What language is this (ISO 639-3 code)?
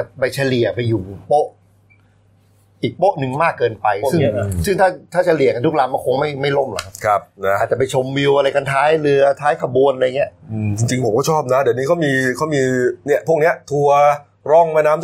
tha